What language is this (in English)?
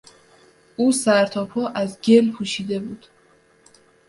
Persian